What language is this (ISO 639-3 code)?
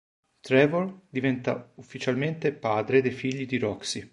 ita